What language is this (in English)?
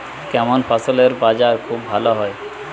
Bangla